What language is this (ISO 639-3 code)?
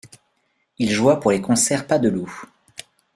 fra